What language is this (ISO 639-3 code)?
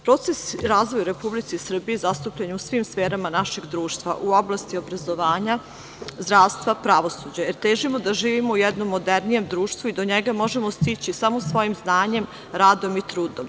srp